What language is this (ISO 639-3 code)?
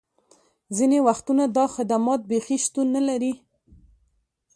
pus